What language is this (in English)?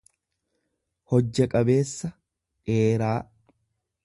Oromo